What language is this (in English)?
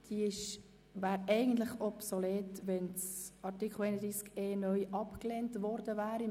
Swiss German